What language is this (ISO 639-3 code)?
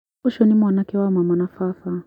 kik